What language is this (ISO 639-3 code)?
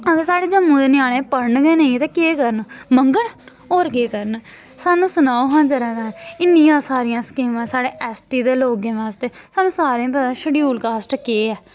doi